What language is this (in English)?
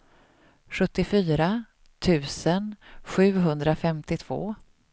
Swedish